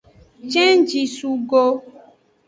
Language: Aja (Benin)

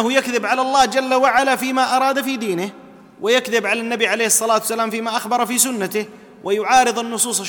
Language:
Arabic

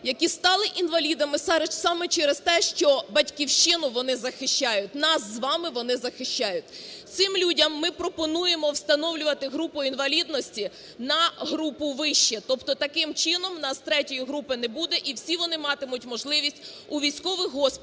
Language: Ukrainian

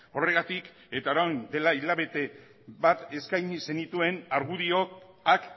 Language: Basque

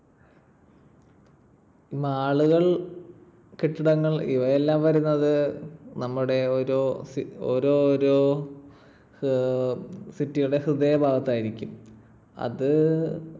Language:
Malayalam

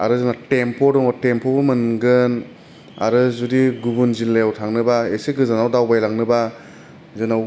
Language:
Bodo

